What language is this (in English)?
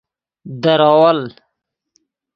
Persian